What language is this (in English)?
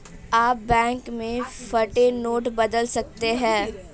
Hindi